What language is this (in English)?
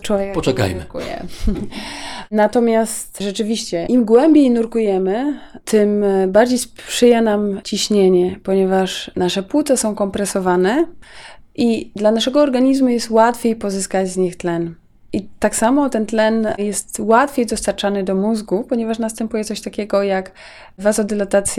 Polish